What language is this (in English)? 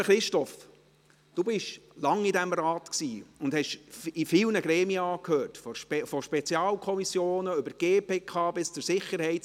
Swiss German